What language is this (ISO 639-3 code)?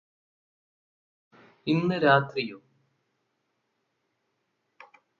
mal